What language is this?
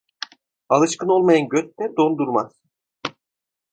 Turkish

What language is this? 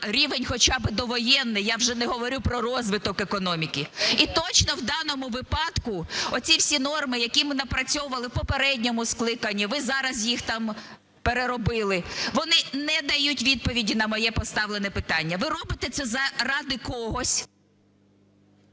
Ukrainian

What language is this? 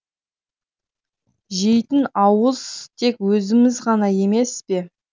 Kazakh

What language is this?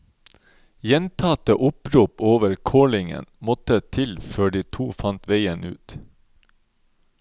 Norwegian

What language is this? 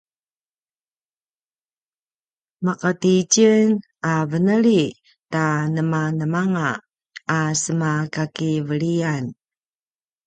Paiwan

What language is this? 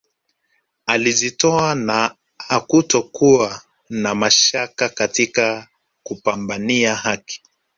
Swahili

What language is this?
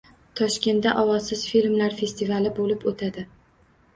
Uzbek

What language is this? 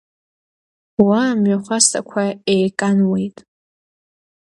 Abkhazian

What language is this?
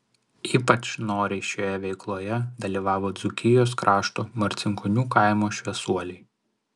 Lithuanian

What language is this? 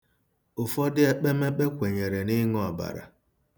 Igbo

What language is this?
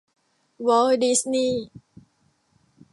Thai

